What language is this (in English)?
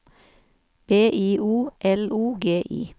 Norwegian